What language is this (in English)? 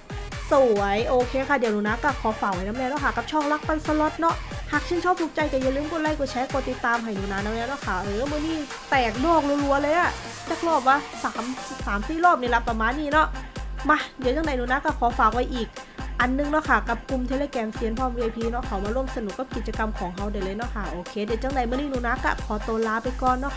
Thai